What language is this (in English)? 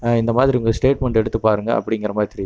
Tamil